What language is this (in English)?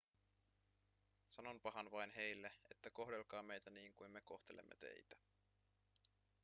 Finnish